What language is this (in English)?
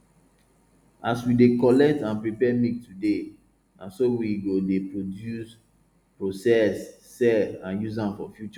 Nigerian Pidgin